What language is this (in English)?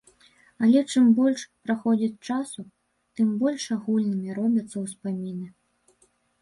Belarusian